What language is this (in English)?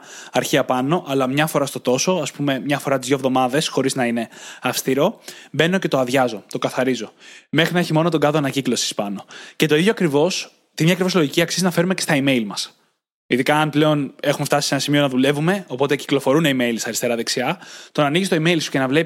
Greek